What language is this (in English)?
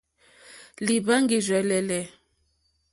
Mokpwe